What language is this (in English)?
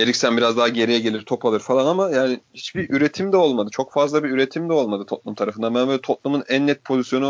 Turkish